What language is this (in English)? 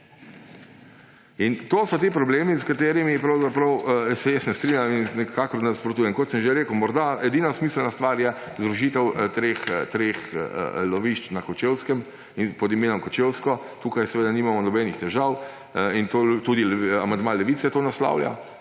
Slovenian